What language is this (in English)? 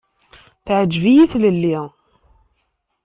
Kabyle